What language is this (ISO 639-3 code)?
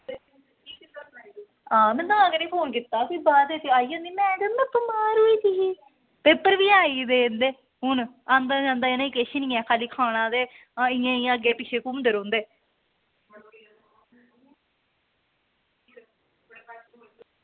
doi